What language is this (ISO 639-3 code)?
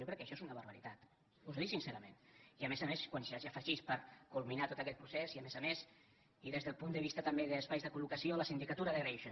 cat